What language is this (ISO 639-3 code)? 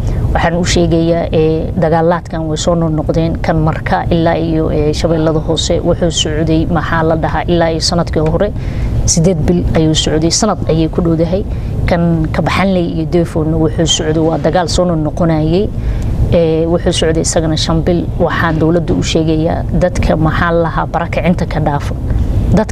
ara